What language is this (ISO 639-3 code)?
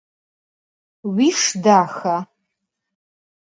ady